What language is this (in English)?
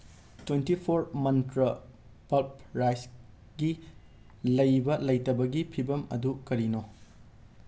Manipuri